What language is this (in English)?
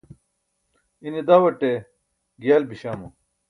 Burushaski